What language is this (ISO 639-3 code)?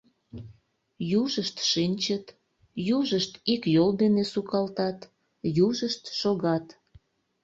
chm